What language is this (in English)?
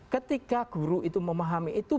Indonesian